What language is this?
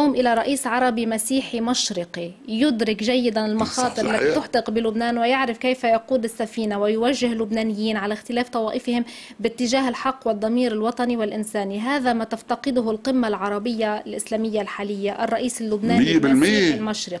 Arabic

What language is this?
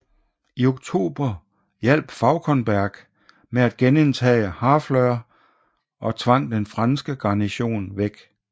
Danish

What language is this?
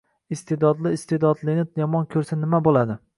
Uzbek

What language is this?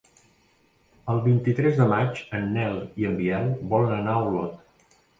Catalan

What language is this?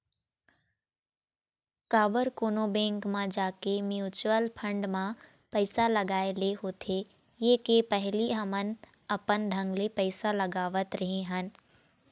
Chhattisgarhi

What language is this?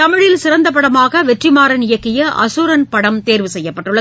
Tamil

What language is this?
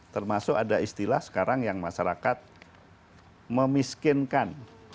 Indonesian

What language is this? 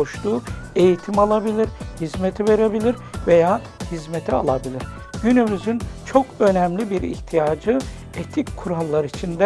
Turkish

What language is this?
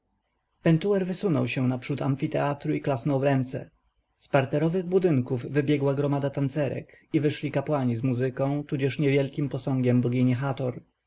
Polish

